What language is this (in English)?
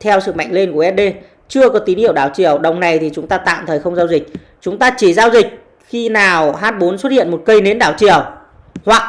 Vietnamese